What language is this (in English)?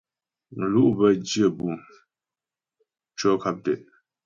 Ghomala